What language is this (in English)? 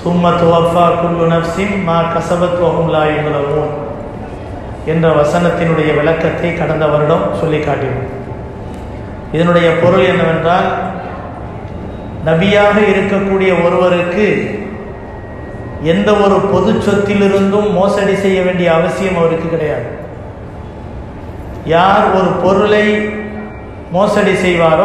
Arabic